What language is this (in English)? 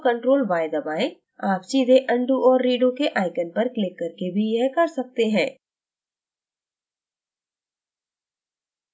Hindi